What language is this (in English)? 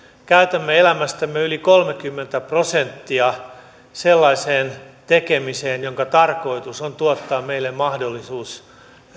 Finnish